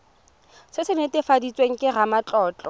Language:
Tswana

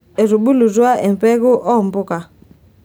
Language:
Masai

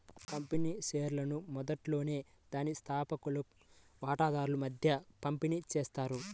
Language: Telugu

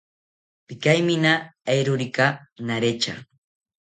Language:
South Ucayali Ashéninka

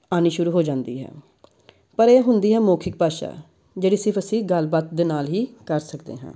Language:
Punjabi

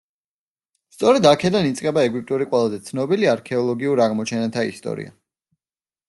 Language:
Georgian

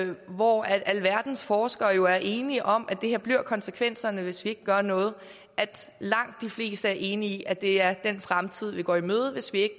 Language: Danish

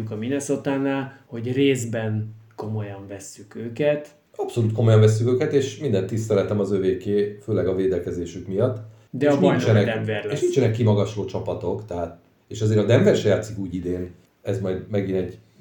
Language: Hungarian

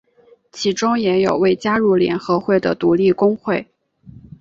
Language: Chinese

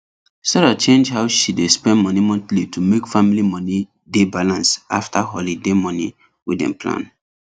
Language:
Nigerian Pidgin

